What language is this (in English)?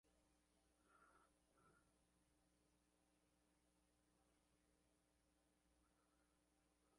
Ayacucho Quechua